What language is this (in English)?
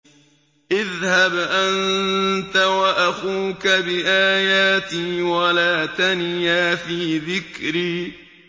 Arabic